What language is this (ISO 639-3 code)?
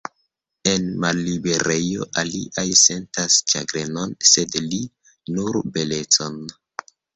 epo